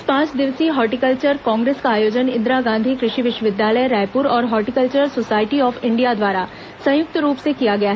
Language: Hindi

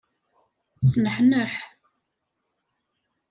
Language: Kabyle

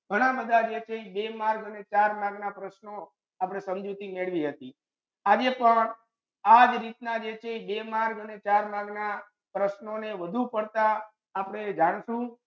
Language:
Gujarati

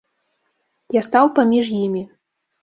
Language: Belarusian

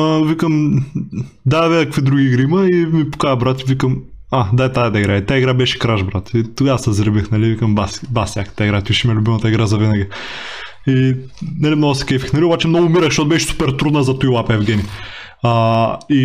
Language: Bulgarian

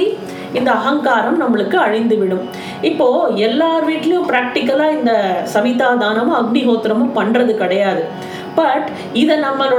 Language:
Tamil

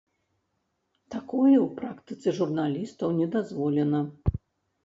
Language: Belarusian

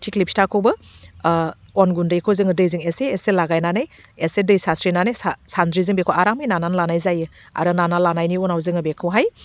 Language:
Bodo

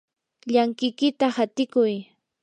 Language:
Yanahuanca Pasco Quechua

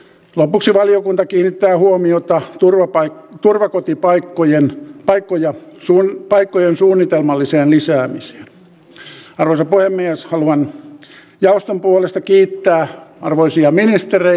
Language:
Finnish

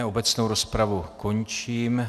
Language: Czech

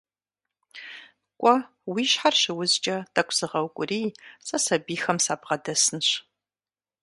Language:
Kabardian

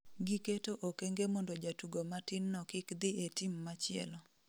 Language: Luo (Kenya and Tanzania)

